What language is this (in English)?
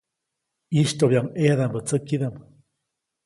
Copainalá Zoque